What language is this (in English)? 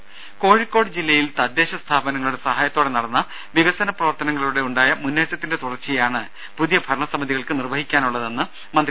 Malayalam